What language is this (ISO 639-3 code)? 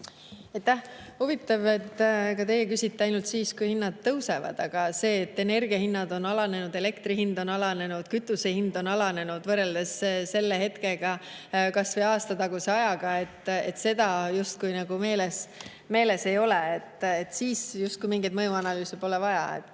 est